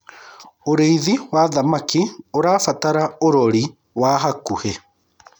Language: Kikuyu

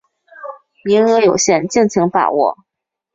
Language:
Chinese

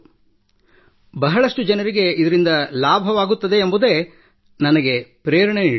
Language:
Kannada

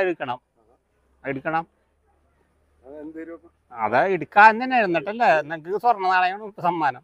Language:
Thai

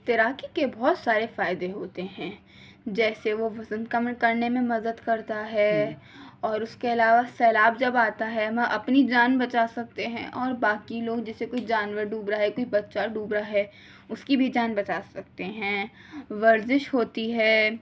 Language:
Urdu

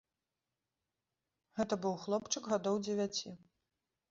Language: Belarusian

